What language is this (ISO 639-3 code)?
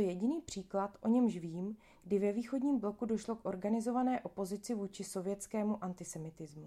ces